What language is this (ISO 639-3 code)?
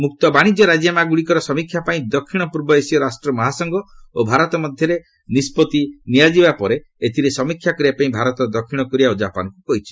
ori